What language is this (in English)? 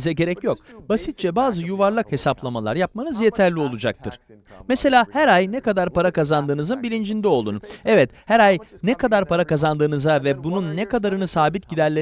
Turkish